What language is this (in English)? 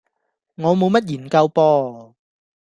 Cantonese